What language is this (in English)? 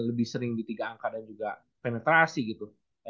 Indonesian